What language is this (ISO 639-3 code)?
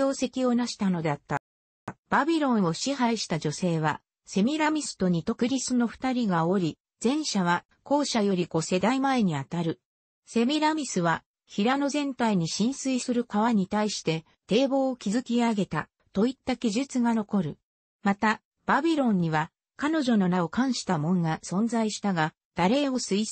jpn